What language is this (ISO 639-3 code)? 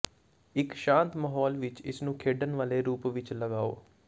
pan